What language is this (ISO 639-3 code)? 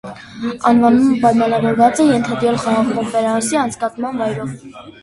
hye